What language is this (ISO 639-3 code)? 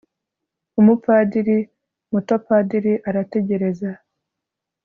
kin